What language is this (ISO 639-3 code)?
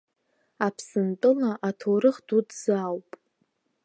abk